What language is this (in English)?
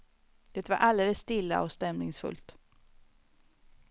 Swedish